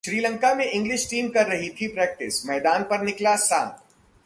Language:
Hindi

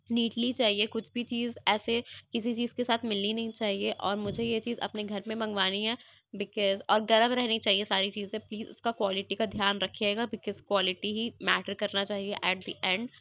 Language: Urdu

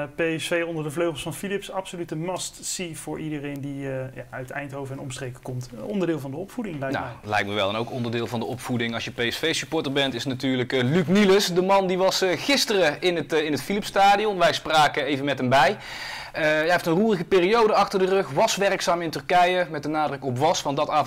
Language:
Dutch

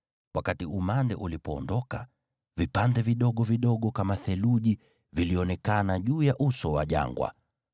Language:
Swahili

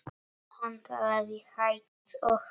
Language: Icelandic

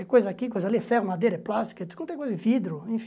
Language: Portuguese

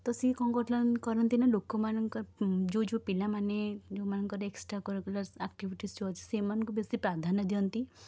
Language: Odia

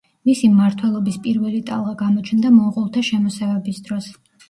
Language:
Georgian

